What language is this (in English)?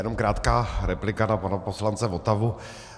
Czech